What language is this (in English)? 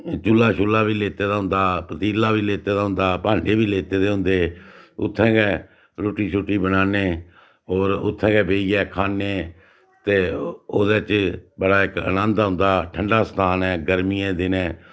Dogri